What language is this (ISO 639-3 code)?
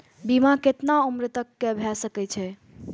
mai